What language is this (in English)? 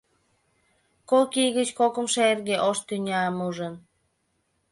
Mari